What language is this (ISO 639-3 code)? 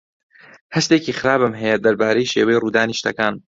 ckb